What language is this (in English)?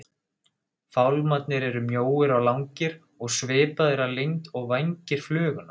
Icelandic